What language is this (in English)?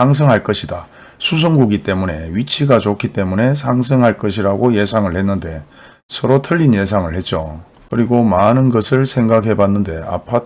Korean